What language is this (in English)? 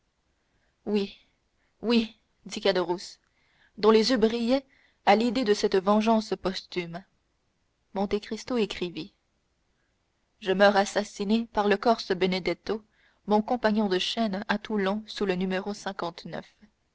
French